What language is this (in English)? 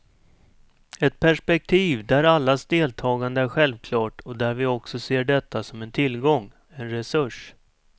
Swedish